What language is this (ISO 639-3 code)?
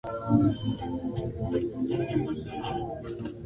swa